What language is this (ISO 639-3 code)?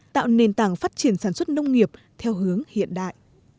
vie